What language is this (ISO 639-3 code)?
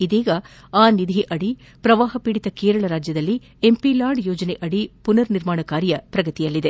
kan